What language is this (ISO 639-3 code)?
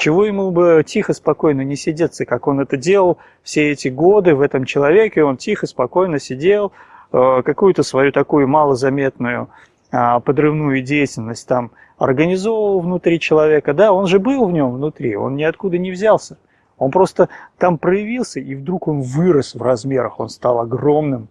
ita